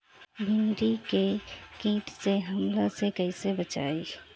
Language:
Bhojpuri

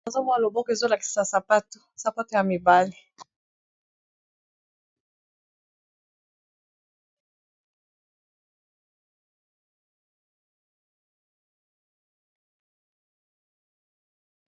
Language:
Lingala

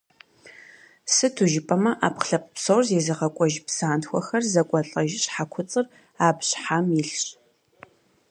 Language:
Kabardian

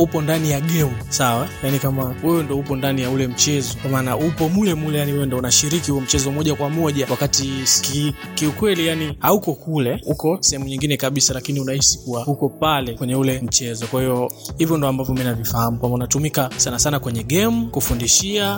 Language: Swahili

